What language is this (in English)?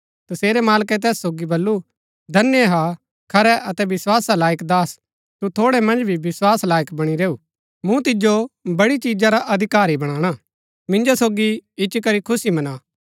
Gaddi